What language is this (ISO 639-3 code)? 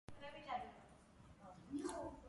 kat